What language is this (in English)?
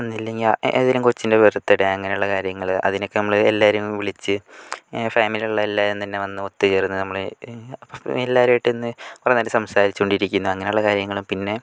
Malayalam